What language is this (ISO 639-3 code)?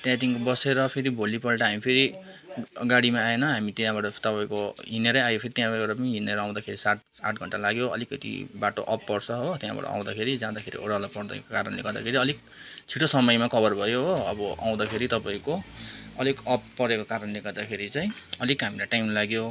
nep